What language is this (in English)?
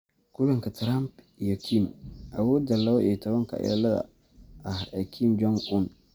Somali